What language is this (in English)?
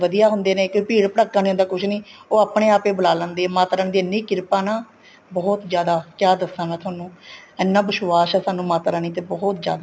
Punjabi